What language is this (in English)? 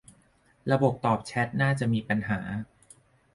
Thai